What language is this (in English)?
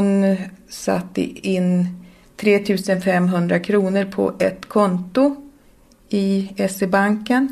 Swedish